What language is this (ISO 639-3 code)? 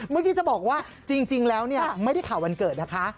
tha